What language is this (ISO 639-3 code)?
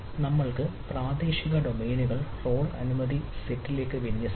mal